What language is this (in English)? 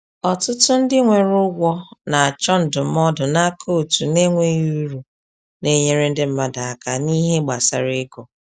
Igbo